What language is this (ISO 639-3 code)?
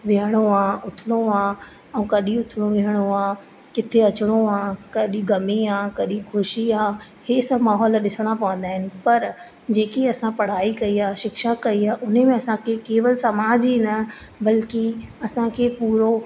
snd